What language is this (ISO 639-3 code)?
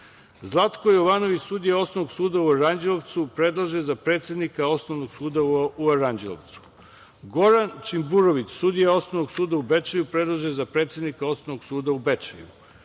srp